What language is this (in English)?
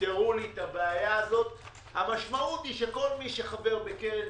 Hebrew